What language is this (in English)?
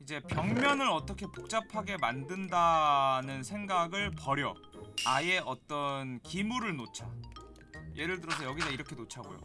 Korean